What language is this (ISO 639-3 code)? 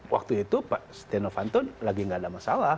ind